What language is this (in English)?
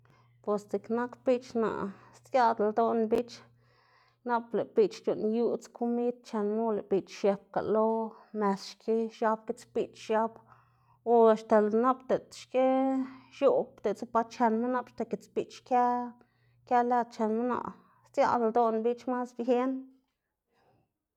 Xanaguía Zapotec